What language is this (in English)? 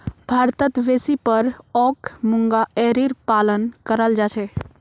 Magahi